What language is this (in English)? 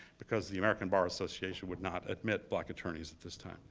English